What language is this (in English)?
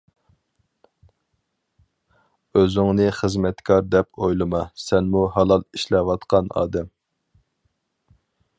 Uyghur